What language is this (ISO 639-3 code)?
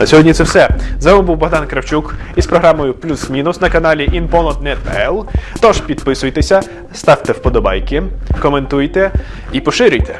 ukr